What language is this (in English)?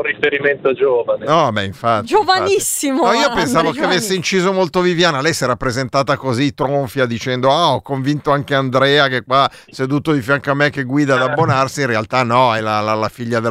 Italian